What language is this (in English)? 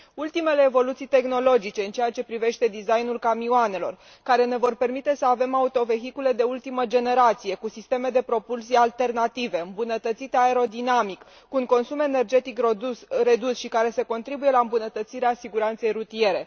Romanian